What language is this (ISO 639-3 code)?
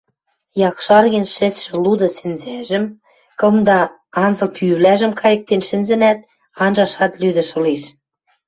mrj